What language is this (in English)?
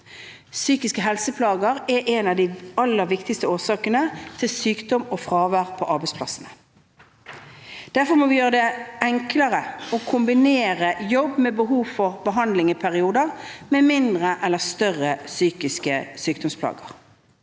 Norwegian